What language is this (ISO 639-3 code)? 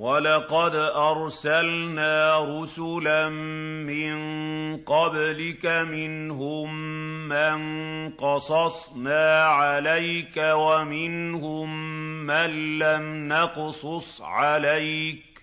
ara